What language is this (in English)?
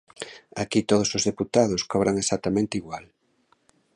Galician